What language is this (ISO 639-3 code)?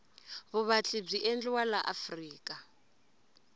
tso